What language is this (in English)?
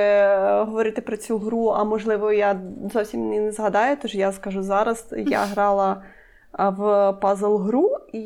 Ukrainian